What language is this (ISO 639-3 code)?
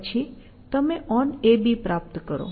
guj